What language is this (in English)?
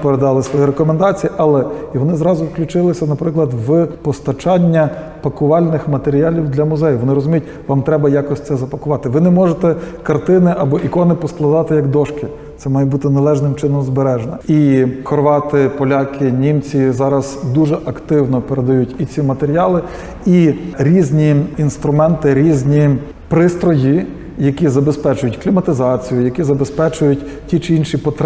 Ukrainian